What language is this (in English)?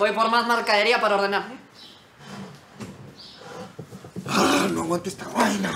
Spanish